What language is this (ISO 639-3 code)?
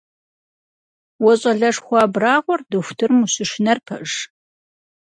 kbd